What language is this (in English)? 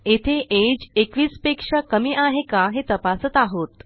Marathi